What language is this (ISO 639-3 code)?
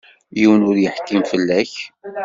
kab